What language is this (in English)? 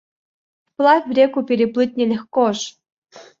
Russian